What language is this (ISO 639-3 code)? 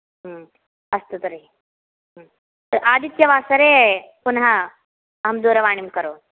san